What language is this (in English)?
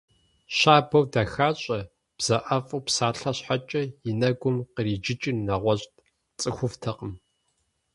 Kabardian